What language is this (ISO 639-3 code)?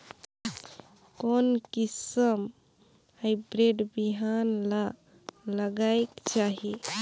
hne